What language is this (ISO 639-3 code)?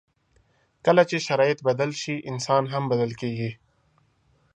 pus